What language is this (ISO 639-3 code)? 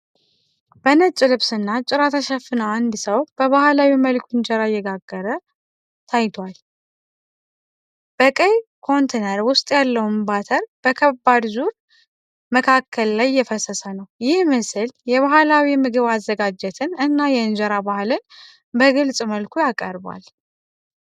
amh